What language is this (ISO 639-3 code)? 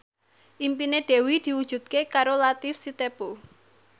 jav